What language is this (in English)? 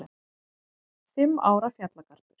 Icelandic